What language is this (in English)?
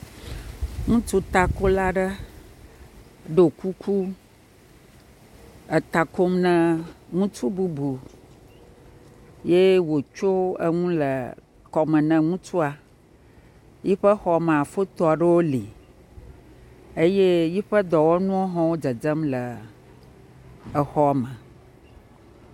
Ewe